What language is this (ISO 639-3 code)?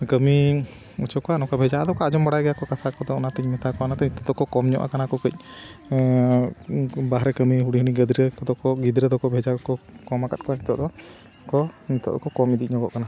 sat